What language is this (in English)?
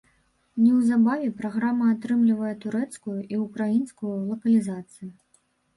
Belarusian